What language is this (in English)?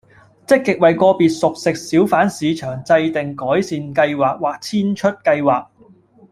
Cantonese